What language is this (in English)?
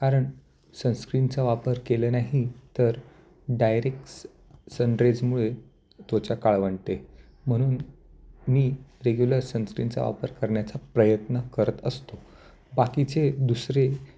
Marathi